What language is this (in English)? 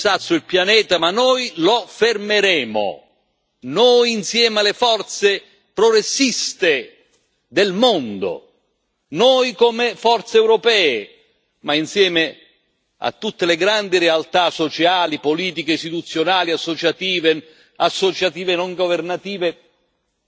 Italian